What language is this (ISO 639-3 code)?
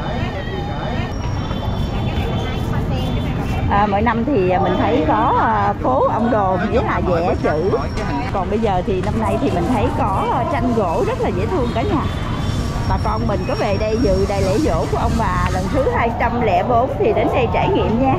vie